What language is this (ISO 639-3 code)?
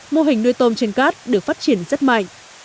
vie